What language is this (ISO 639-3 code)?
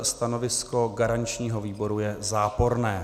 ces